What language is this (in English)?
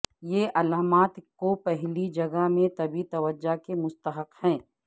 Urdu